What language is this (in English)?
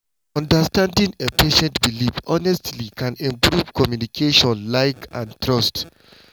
Nigerian Pidgin